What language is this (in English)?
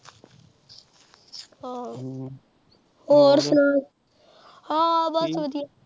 Punjabi